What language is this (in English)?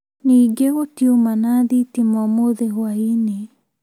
Kikuyu